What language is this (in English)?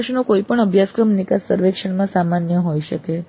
Gujarati